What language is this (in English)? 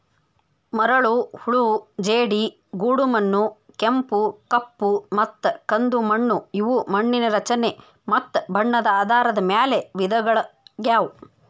Kannada